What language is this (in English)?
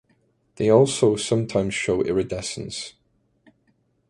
English